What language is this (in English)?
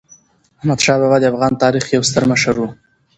Pashto